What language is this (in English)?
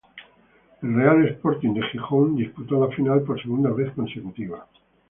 Spanish